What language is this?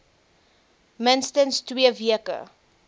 Afrikaans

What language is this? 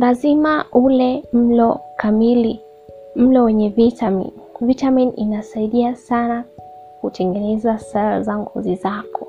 Swahili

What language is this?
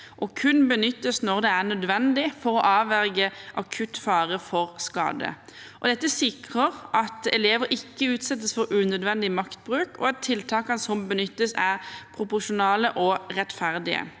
Norwegian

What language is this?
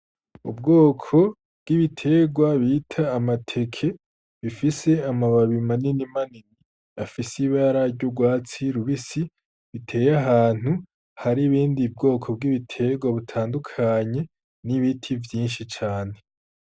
Rundi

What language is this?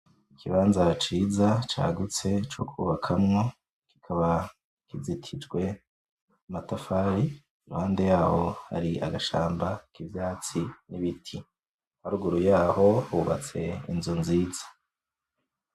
Rundi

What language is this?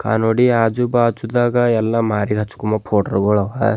Kannada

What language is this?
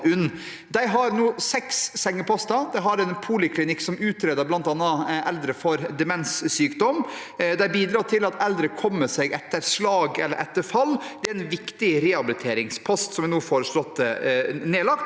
Norwegian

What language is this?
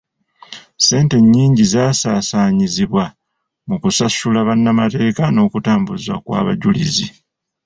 Ganda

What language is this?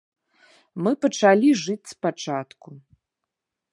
Belarusian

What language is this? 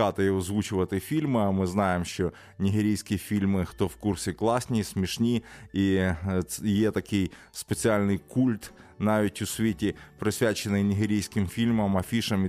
Ukrainian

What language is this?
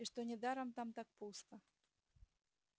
Russian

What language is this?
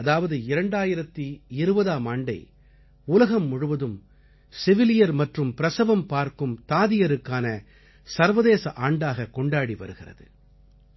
Tamil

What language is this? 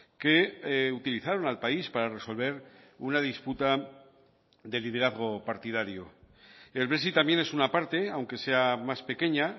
Spanish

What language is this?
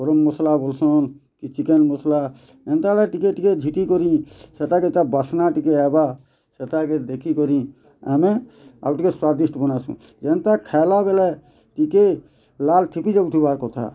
Odia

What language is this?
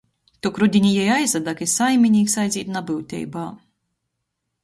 Latgalian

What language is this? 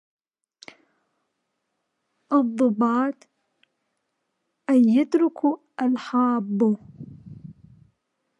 Arabic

